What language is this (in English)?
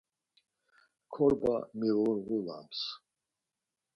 Laz